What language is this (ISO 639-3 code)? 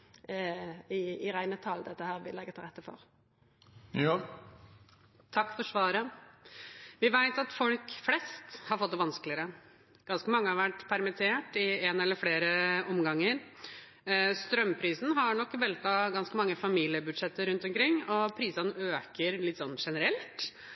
nor